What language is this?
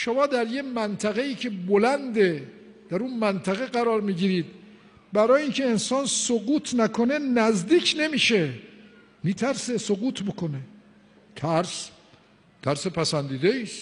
Persian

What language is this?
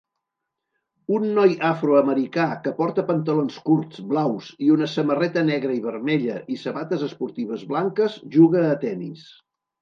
Catalan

